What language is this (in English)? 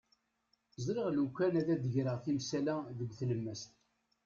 Kabyle